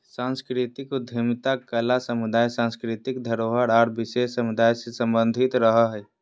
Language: Magahi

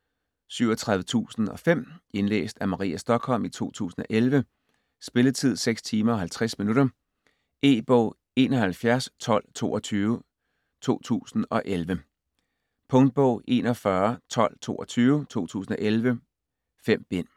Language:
Danish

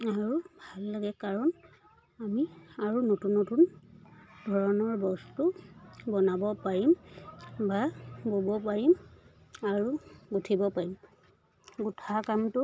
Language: Assamese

